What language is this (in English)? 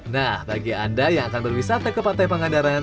Indonesian